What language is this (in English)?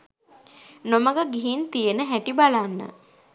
Sinhala